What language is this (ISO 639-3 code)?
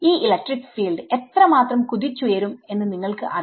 mal